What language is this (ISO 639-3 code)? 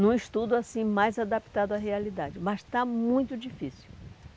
por